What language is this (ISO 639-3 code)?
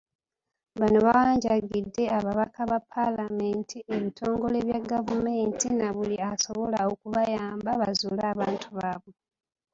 lug